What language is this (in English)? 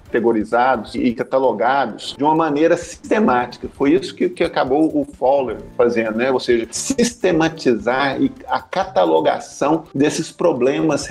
Portuguese